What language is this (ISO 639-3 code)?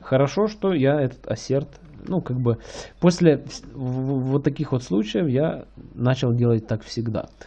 rus